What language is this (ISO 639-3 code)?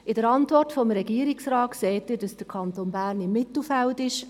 gsw